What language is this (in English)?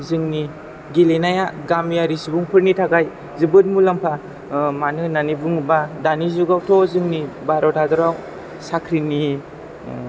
Bodo